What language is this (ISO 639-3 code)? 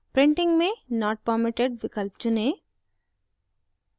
hin